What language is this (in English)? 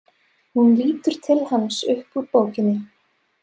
Icelandic